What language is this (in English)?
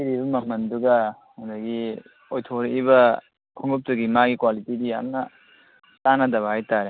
Manipuri